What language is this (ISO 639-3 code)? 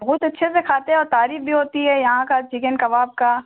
urd